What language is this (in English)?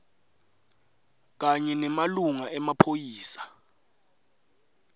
Swati